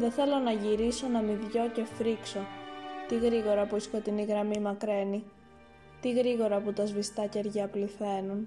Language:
Greek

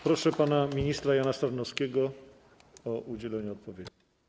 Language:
Polish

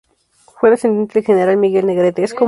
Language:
Spanish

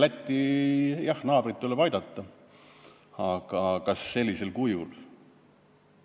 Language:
Estonian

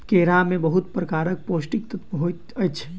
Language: Maithili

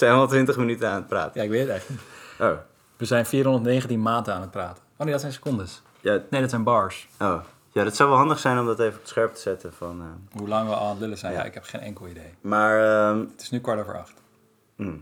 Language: Dutch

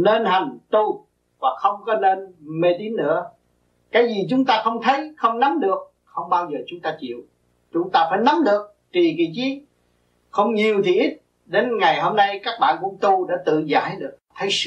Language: Vietnamese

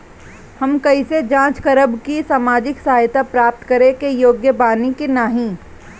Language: Bhojpuri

